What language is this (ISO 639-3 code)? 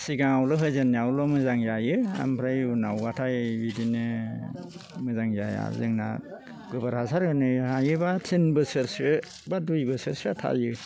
brx